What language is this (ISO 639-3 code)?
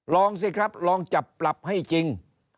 tha